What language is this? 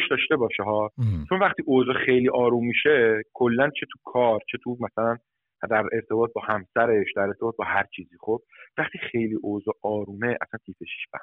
Persian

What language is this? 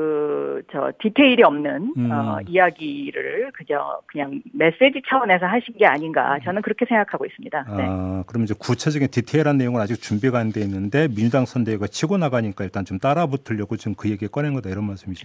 Korean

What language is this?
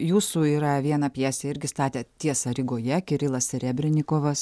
Lithuanian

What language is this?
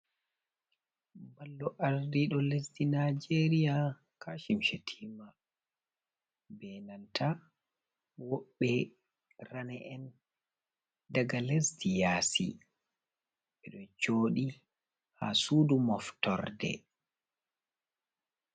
Fula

